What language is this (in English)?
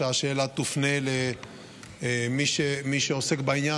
Hebrew